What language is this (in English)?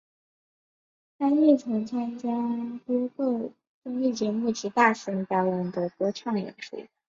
Chinese